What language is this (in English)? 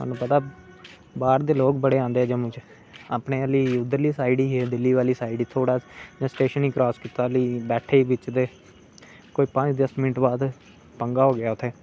Dogri